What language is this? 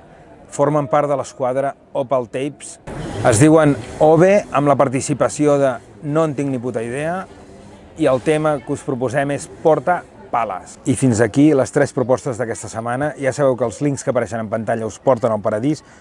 Spanish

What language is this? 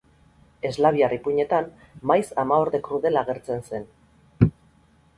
Basque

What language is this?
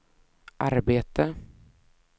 Swedish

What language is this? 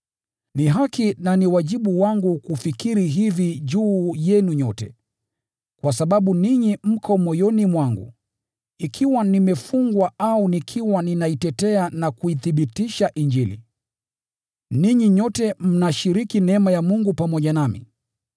Swahili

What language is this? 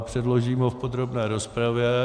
Czech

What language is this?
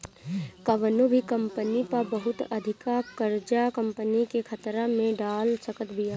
Bhojpuri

